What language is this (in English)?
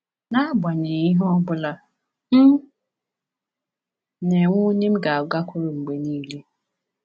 Igbo